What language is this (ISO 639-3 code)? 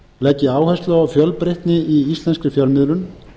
isl